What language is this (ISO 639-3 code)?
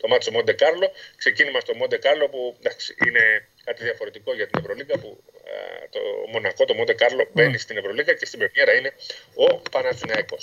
ell